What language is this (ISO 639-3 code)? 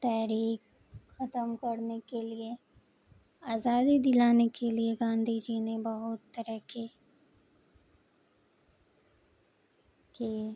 urd